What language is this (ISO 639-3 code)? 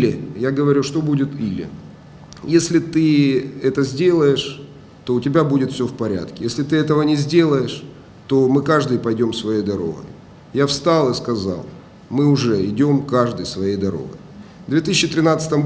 rus